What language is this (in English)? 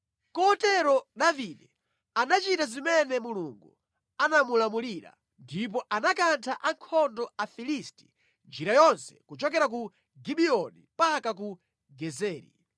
Nyanja